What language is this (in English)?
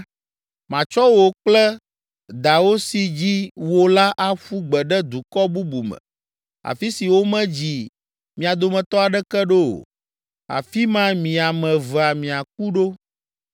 Ewe